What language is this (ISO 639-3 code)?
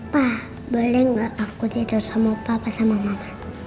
ind